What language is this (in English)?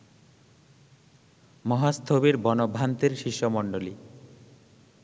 Bangla